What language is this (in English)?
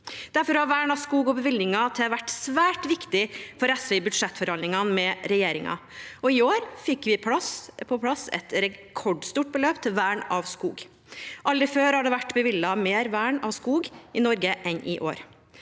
Norwegian